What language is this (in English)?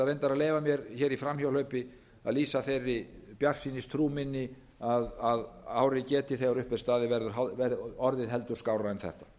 Icelandic